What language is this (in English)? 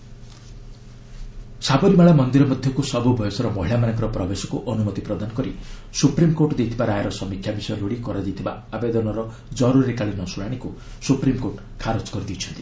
Odia